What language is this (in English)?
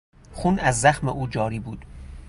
Persian